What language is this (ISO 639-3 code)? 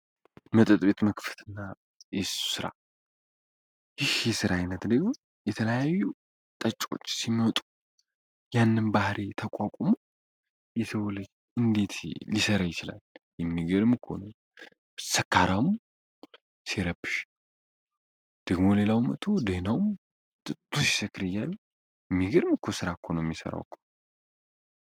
amh